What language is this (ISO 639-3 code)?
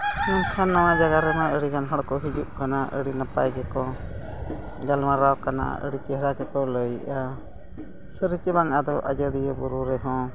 sat